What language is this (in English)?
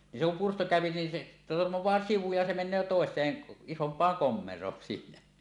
Finnish